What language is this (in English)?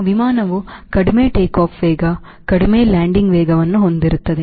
Kannada